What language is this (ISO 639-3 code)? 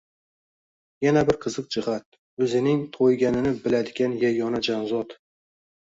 uzb